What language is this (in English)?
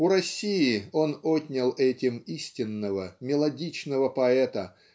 Russian